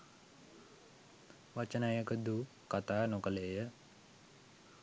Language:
Sinhala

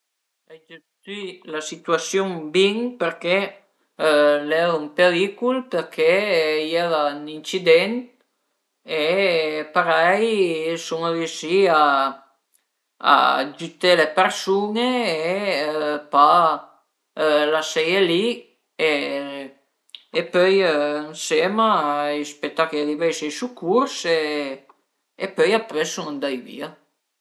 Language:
Piedmontese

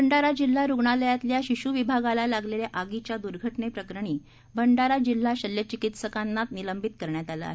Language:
Marathi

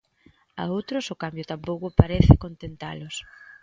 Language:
Galician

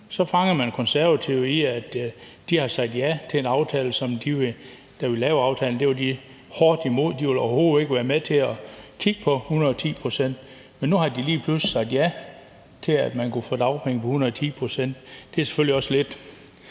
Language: Danish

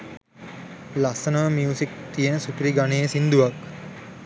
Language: Sinhala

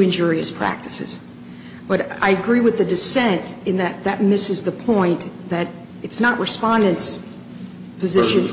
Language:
English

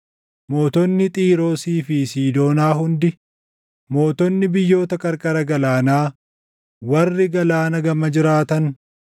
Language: Oromo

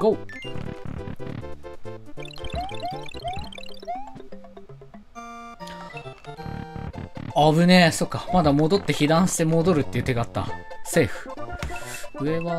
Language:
Japanese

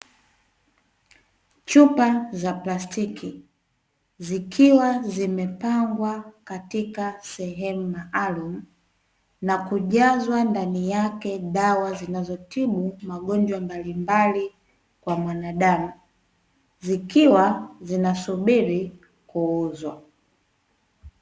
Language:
Swahili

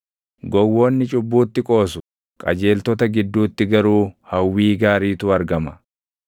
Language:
Oromo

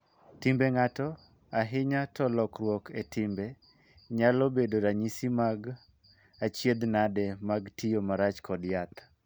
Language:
Luo (Kenya and Tanzania)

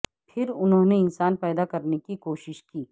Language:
Urdu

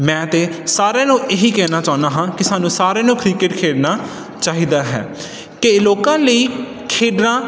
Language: Punjabi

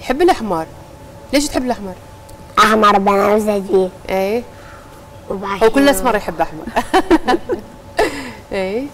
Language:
Arabic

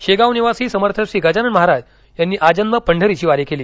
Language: Marathi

